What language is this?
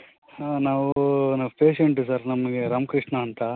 Kannada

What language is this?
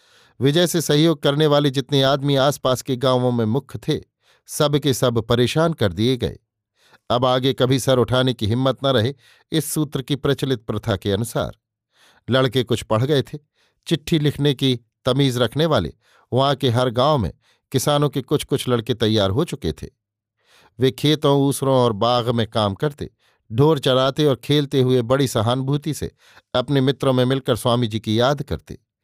Hindi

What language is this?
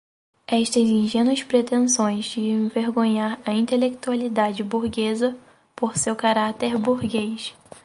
Portuguese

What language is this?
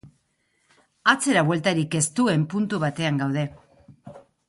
Basque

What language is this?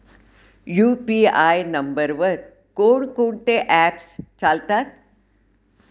Marathi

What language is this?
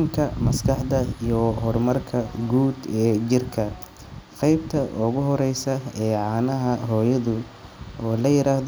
Somali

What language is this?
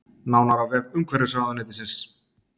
Icelandic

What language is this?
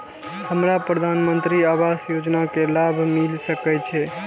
Maithili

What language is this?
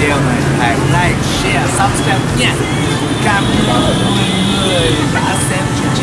Vietnamese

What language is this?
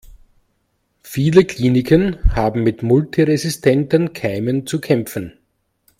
German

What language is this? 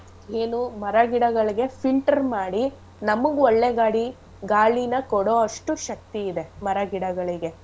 Kannada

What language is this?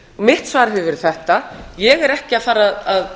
Icelandic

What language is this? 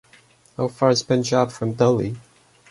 English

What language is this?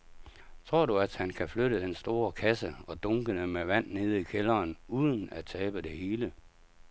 Danish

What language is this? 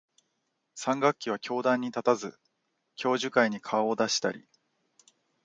Japanese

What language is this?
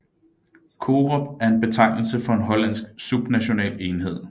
Danish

